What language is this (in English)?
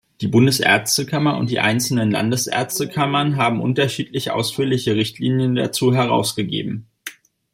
German